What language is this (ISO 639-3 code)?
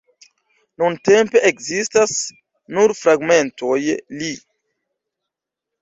epo